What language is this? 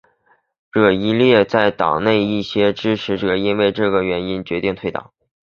Chinese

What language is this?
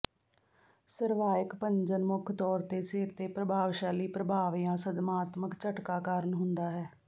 Punjabi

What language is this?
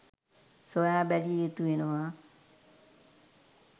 Sinhala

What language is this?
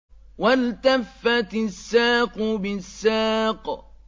Arabic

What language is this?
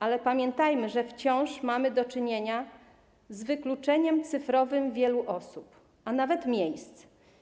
Polish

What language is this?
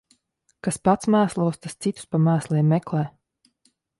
Latvian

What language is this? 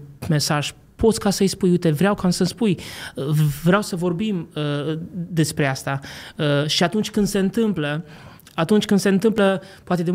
Romanian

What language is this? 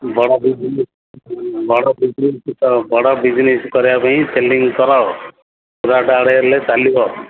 Odia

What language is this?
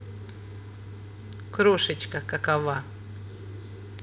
Russian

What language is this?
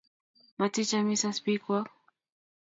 Kalenjin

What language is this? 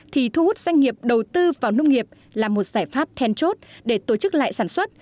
Vietnamese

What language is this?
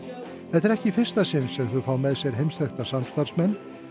Icelandic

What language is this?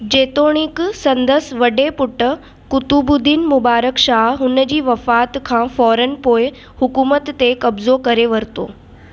Sindhi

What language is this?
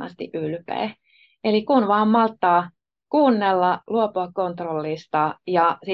Finnish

